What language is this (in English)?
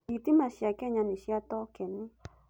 Kikuyu